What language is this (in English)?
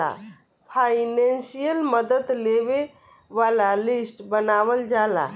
Bhojpuri